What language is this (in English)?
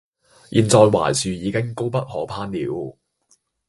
Cantonese